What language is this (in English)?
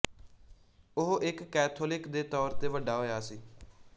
Punjabi